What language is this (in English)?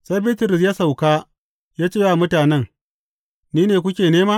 Hausa